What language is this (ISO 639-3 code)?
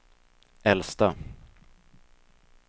swe